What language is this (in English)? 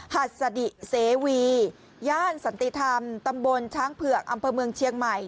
Thai